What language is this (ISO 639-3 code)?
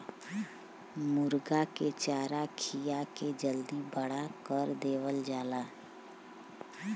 bho